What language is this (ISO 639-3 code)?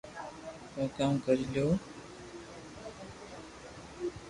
lrk